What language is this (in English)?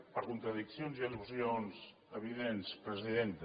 Catalan